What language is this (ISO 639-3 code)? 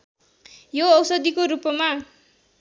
nep